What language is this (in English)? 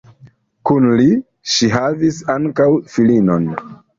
Esperanto